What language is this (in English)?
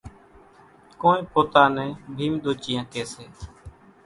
Kachi Koli